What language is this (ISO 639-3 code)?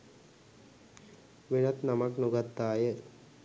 sin